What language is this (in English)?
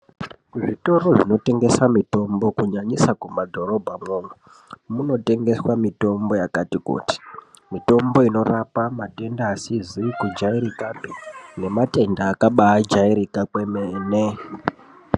Ndau